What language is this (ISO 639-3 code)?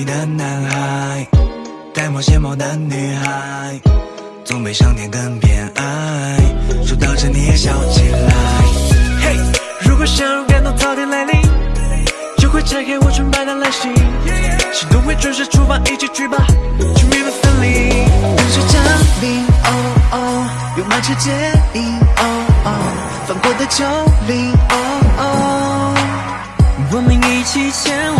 zho